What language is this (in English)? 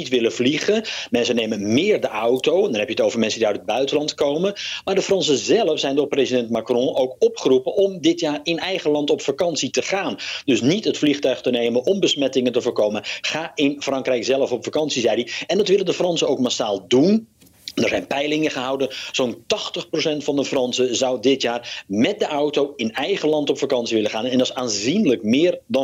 Dutch